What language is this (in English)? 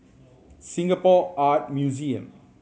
English